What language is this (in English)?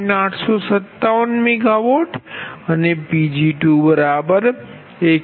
Gujarati